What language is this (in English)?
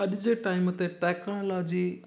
Sindhi